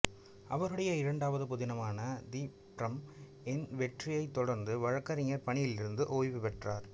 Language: Tamil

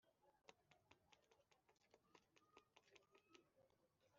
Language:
Kinyarwanda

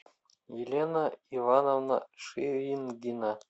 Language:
Russian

